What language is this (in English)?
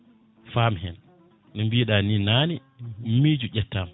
Fula